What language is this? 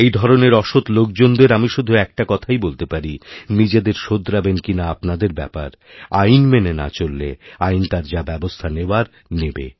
Bangla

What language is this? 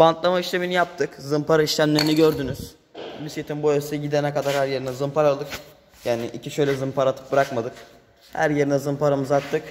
Turkish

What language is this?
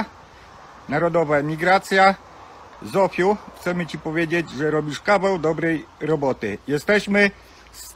Polish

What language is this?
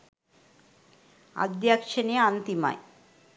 Sinhala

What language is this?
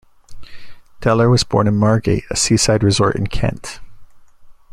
English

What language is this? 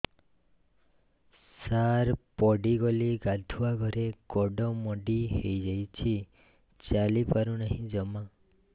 Odia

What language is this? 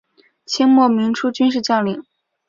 Chinese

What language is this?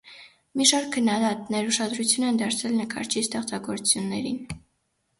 Armenian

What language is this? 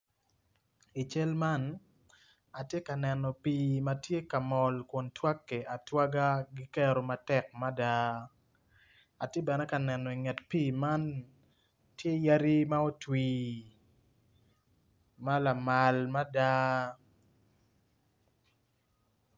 Acoli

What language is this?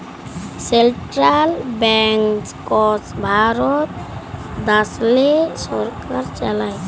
Bangla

